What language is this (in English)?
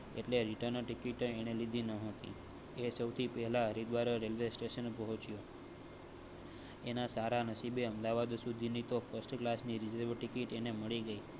Gujarati